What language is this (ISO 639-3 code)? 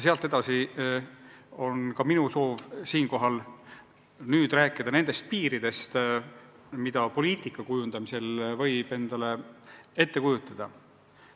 est